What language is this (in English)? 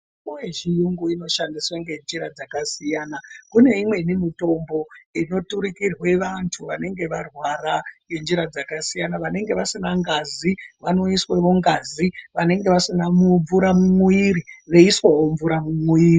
Ndau